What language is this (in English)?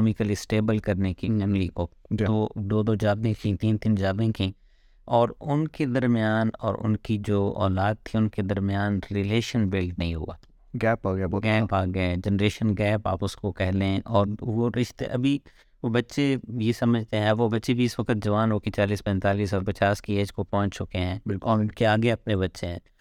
Urdu